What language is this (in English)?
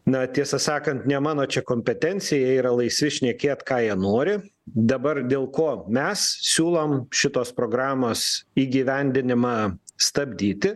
Lithuanian